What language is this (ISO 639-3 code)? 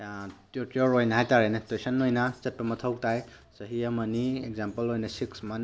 mni